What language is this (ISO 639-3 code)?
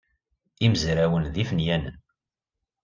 kab